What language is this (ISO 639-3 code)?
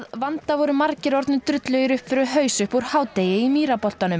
isl